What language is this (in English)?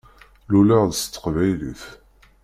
Kabyle